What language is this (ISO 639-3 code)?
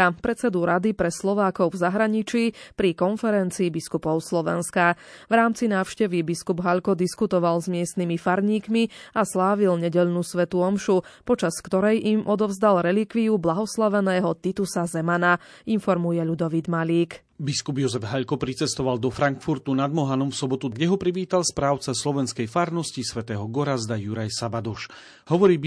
slk